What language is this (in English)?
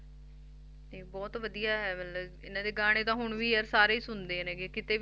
Punjabi